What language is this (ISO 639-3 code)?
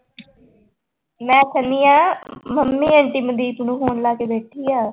pan